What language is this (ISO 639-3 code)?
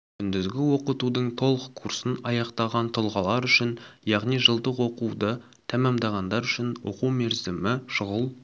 kaz